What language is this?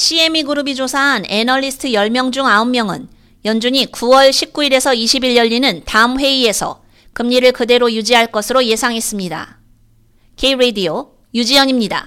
Korean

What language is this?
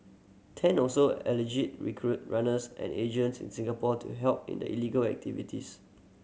English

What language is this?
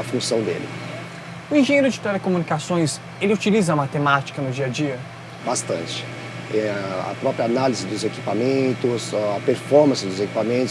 Portuguese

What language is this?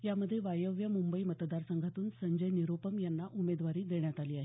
Marathi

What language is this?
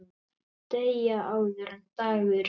Icelandic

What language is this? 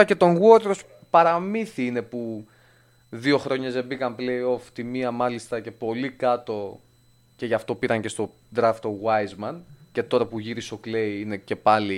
Greek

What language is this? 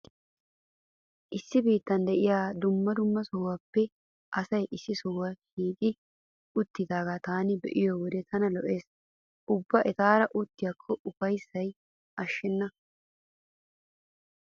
Wolaytta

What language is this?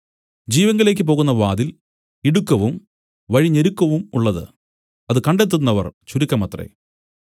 Malayalam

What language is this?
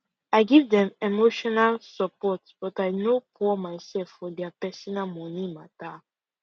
Nigerian Pidgin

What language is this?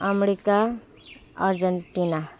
Nepali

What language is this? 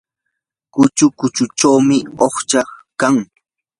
Yanahuanca Pasco Quechua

